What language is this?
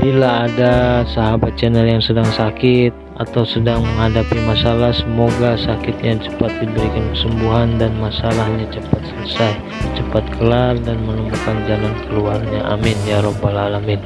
Indonesian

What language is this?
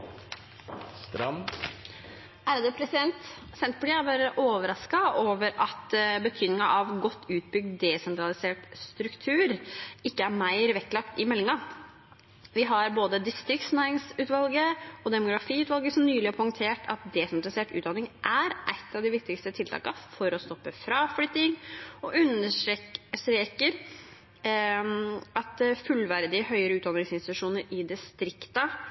Norwegian Bokmål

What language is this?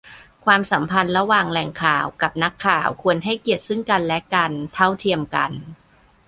Thai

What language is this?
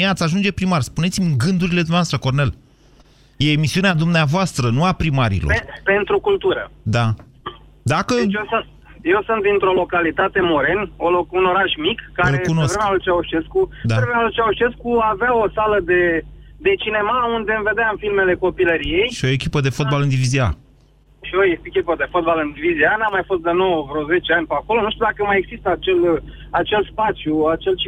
Romanian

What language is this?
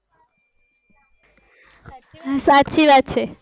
Gujarati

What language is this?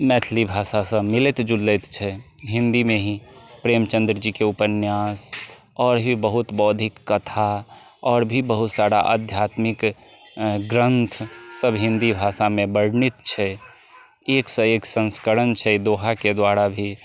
Maithili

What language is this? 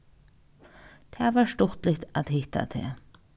Faroese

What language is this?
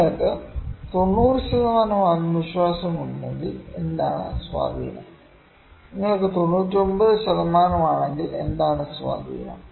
Malayalam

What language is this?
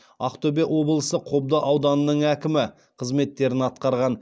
Kazakh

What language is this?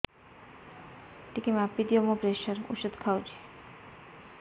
Odia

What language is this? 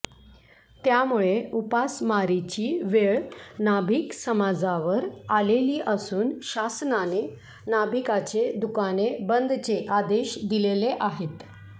Marathi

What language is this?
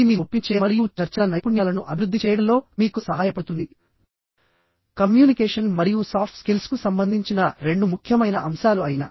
Telugu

